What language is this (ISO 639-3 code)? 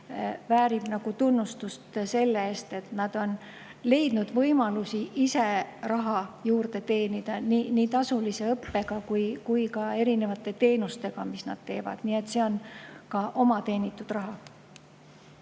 est